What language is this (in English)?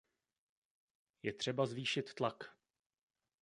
Czech